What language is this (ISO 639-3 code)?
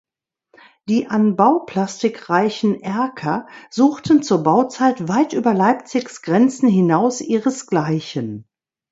deu